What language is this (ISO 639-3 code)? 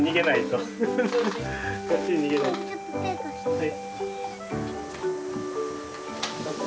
jpn